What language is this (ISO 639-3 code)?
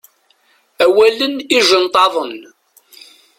kab